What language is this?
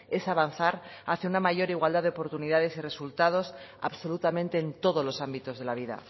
Spanish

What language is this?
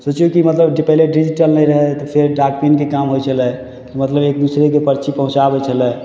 Maithili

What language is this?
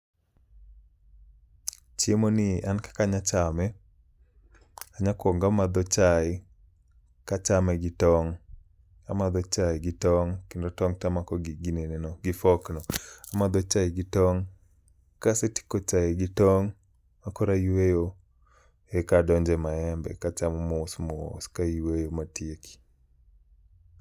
Luo (Kenya and Tanzania)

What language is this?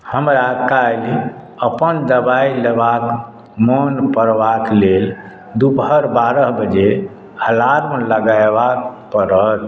Maithili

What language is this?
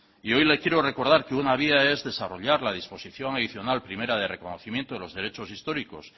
Spanish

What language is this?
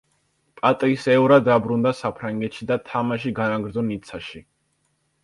Georgian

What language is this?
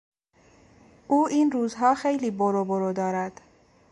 Persian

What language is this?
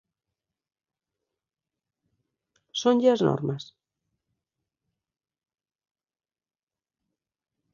Galician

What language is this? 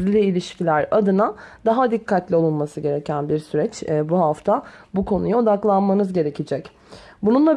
Turkish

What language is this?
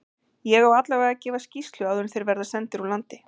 Icelandic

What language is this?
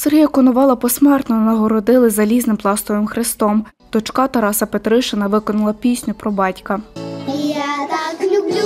Ukrainian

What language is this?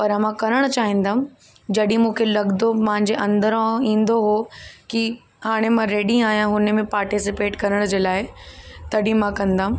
Sindhi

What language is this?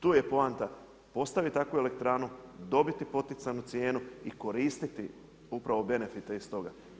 Croatian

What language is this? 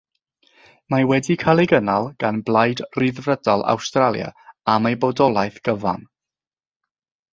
Welsh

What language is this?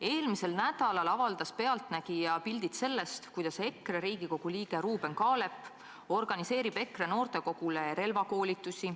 Estonian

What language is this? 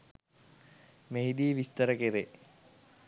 Sinhala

